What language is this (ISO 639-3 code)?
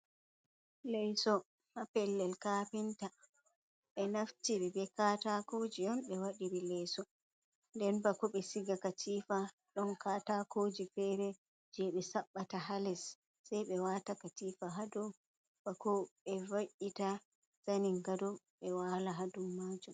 ful